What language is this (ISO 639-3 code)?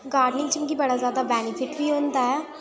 doi